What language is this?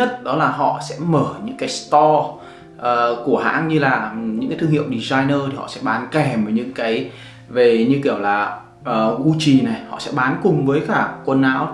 Vietnamese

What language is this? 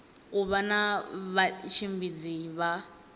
Venda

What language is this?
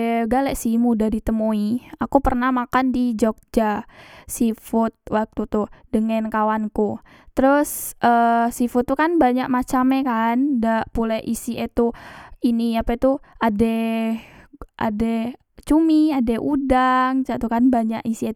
Musi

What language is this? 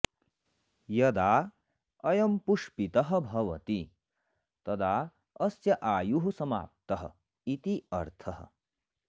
Sanskrit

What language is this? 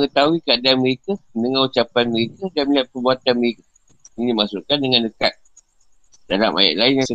Malay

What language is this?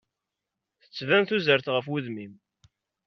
Kabyle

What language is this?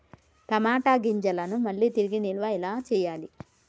Telugu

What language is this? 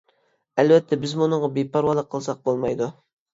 Uyghur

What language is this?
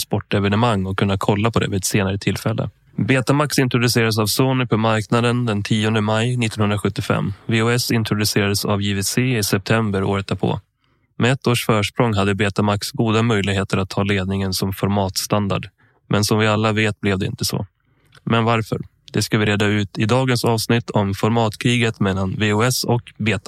Swedish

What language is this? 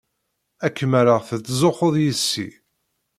Kabyle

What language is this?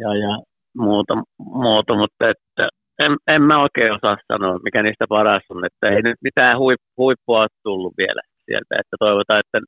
Finnish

